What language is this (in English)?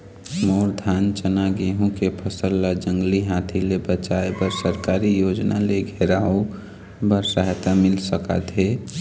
Chhattisgarhi